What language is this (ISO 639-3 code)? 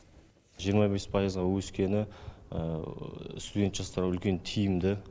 kaz